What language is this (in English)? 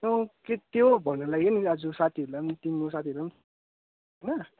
Nepali